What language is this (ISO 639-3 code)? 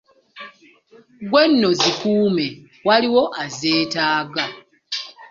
lug